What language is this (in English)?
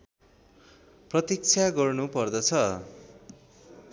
Nepali